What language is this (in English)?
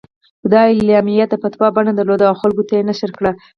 Pashto